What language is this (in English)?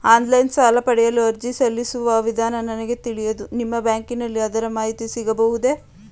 Kannada